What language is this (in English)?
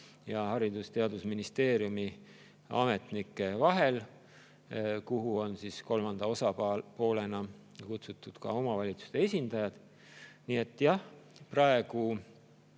Estonian